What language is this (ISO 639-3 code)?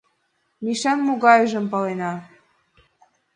chm